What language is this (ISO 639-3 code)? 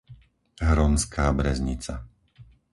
slk